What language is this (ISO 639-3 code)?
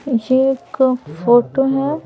hin